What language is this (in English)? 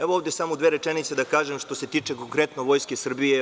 Serbian